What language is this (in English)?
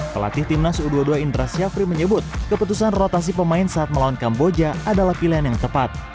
Indonesian